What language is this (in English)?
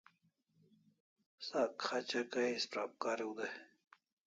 Kalasha